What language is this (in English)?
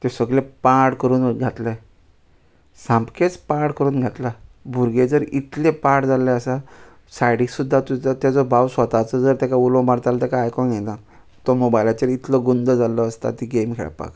Konkani